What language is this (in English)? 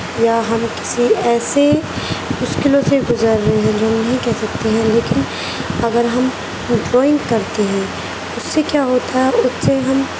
Urdu